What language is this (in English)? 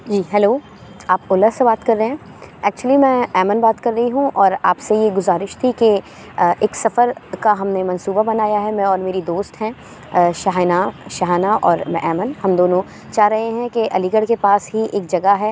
Urdu